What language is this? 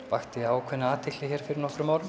Icelandic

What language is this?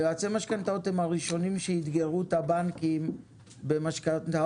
Hebrew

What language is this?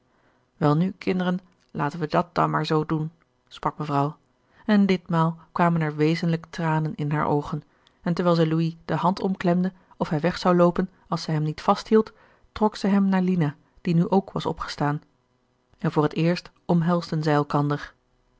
Dutch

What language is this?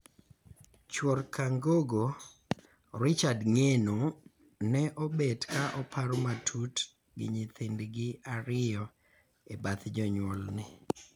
Luo (Kenya and Tanzania)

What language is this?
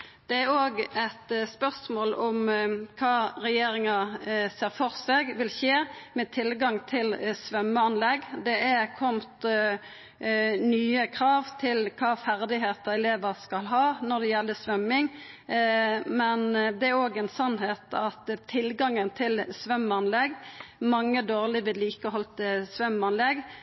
Norwegian Nynorsk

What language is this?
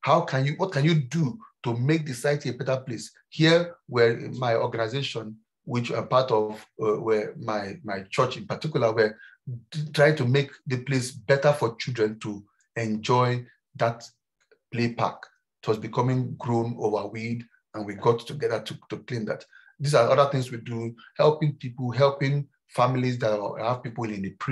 English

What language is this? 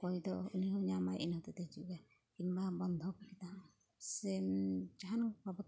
Santali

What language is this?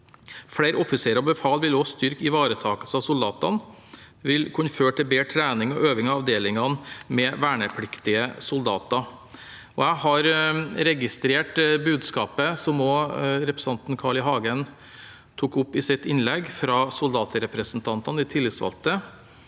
Norwegian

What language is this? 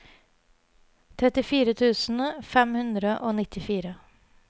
Norwegian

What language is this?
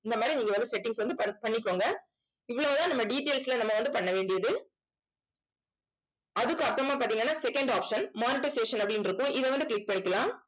Tamil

